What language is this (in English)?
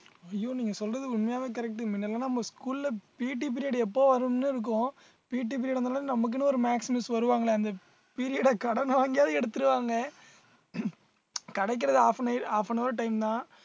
Tamil